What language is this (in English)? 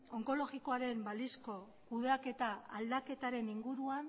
Basque